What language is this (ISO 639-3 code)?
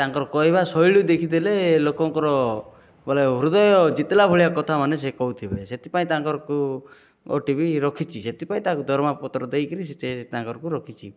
ori